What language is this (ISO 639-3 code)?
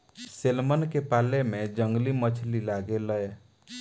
bho